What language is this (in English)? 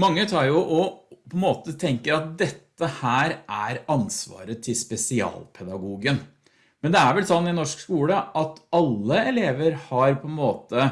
Norwegian